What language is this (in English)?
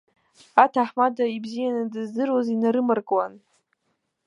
Abkhazian